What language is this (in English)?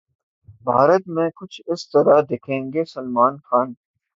Urdu